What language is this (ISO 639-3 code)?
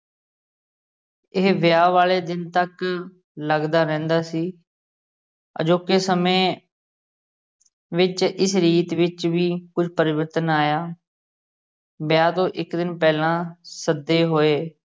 pan